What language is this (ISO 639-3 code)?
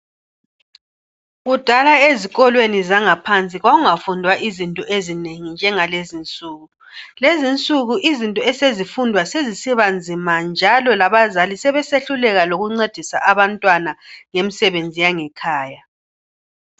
nde